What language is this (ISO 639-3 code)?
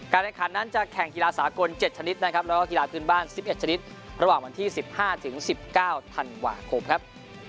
tha